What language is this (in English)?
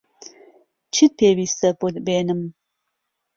Central Kurdish